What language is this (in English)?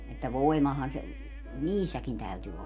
Finnish